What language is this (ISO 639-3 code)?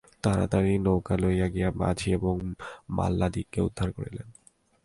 ben